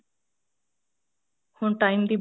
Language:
Punjabi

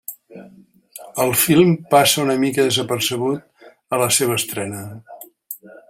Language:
Catalan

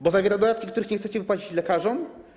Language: Polish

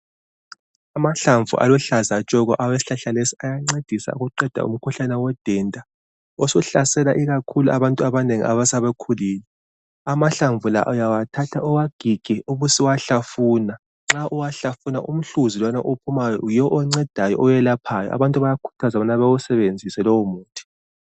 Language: North Ndebele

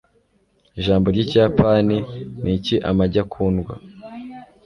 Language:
Kinyarwanda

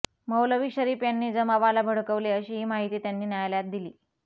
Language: Marathi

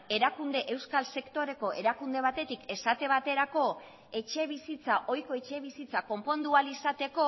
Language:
Basque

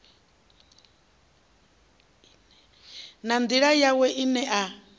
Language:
Venda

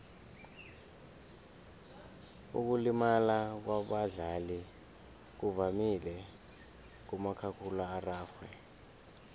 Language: South Ndebele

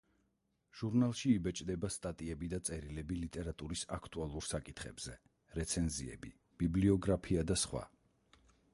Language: Georgian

